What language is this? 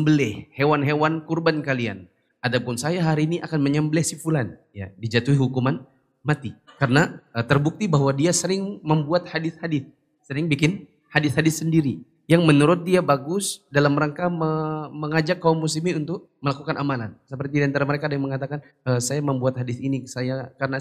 Indonesian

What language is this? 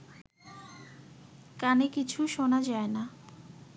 Bangla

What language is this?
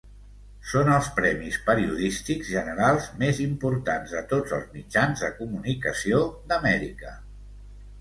Catalan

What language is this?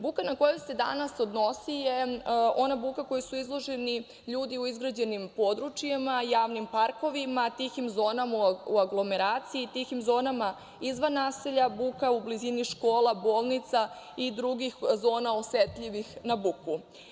Serbian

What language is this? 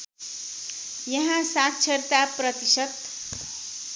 Nepali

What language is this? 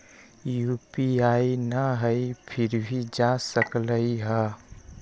Magahi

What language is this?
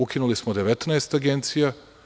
Serbian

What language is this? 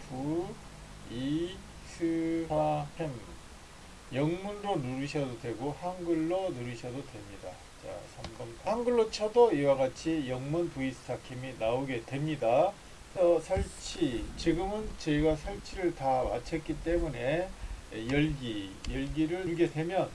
Korean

